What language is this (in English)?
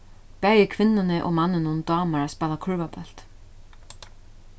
Faroese